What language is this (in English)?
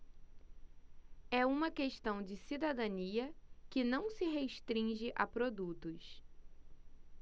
Portuguese